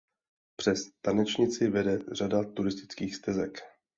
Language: Czech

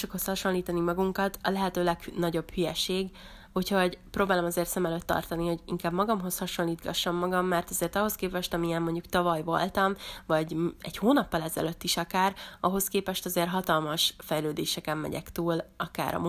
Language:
Hungarian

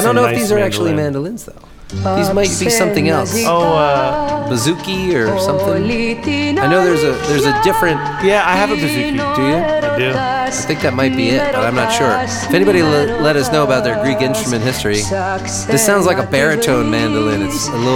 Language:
English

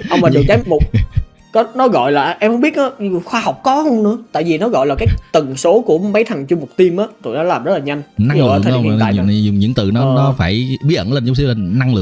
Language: Vietnamese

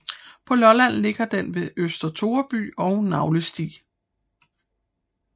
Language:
Danish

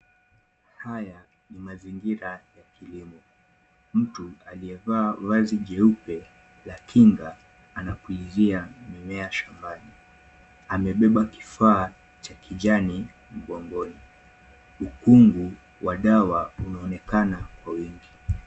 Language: Swahili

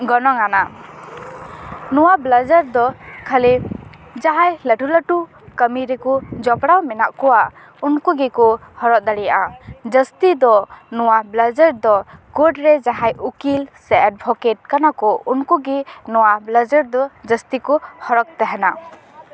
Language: Santali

